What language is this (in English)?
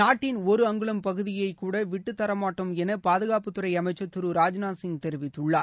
Tamil